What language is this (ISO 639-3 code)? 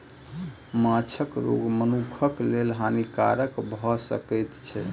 mai